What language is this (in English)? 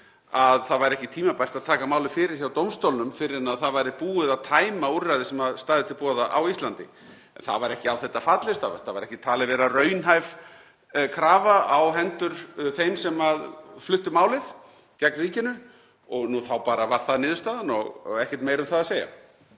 Icelandic